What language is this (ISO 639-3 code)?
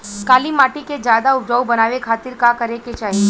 bho